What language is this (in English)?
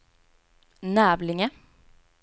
Swedish